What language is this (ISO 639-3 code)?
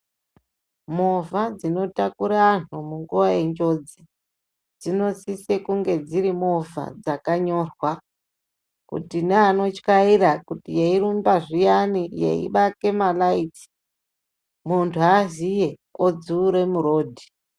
ndc